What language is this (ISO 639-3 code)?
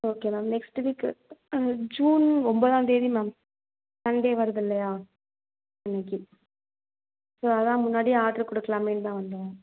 tam